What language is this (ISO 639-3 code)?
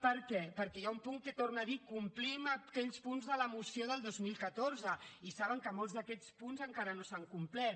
cat